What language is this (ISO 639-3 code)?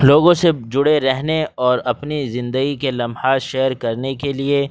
urd